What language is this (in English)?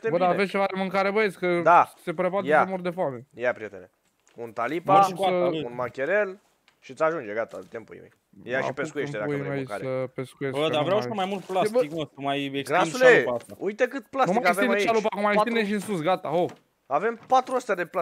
Romanian